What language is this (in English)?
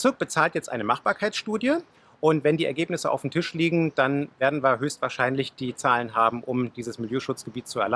German